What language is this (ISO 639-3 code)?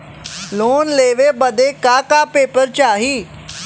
bho